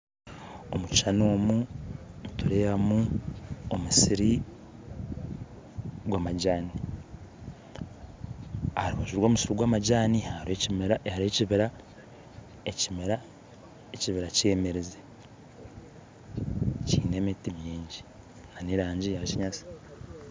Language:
Nyankole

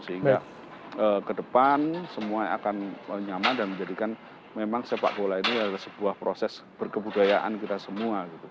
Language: Indonesian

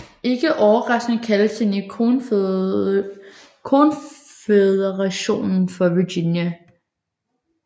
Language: Danish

